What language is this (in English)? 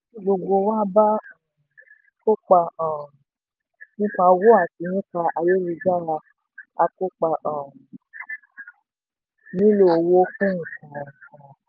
Yoruba